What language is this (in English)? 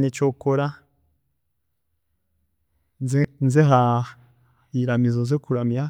Chiga